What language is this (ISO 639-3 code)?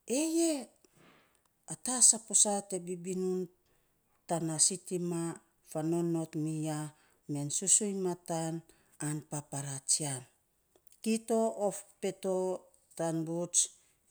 sps